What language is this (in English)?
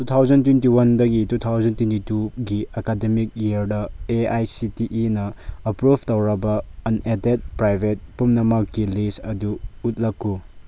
Manipuri